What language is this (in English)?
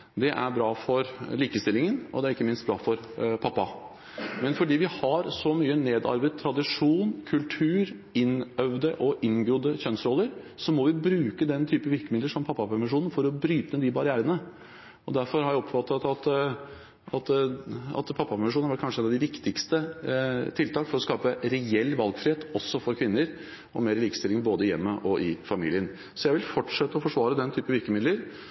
Norwegian Bokmål